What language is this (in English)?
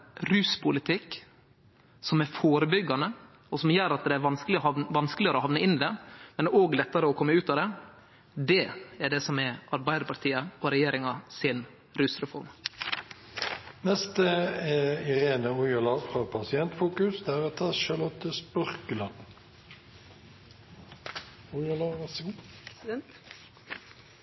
Norwegian